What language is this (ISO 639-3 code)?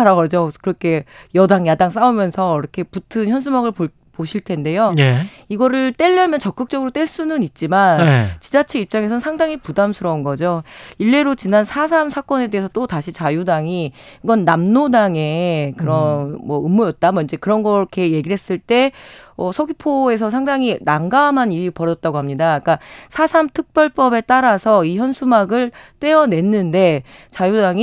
kor